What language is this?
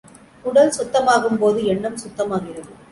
Tamil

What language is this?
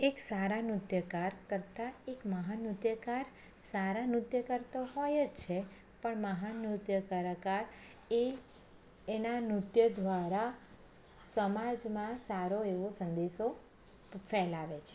Gujarati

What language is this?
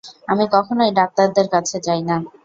Bangla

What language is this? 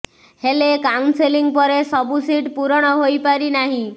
Odia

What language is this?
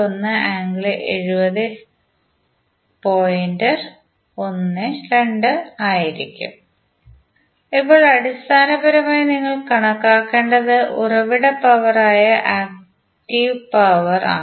Malayalam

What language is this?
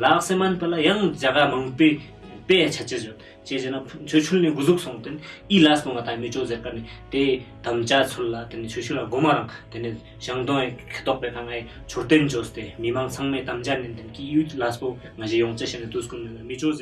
French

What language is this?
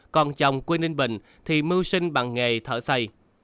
Vietnamese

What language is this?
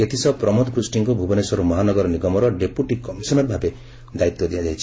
Odia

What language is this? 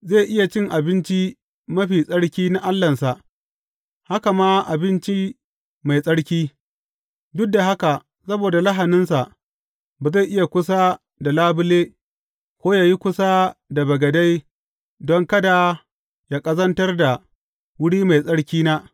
Hausa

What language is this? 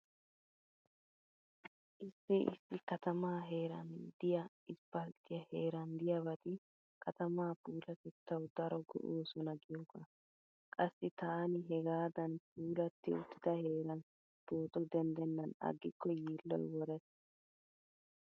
Wolaytta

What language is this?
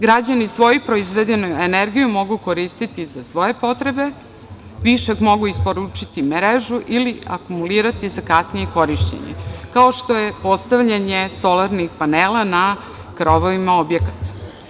Serbian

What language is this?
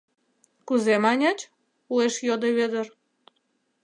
Mari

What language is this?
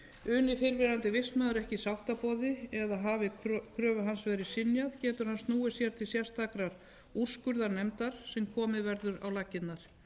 Icelandic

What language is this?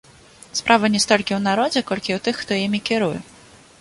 Belarusian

